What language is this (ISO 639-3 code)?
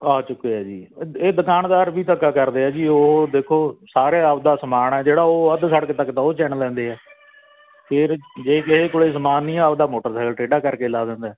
pan